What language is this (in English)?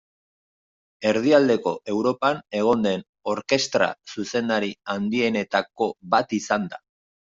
Basque